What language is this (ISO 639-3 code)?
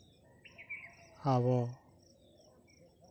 sat